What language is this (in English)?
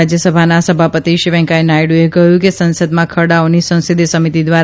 Gujarati